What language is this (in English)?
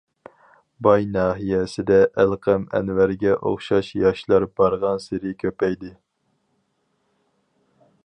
Uyghur